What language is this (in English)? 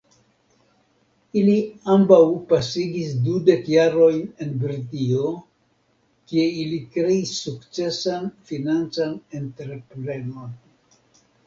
Esperanto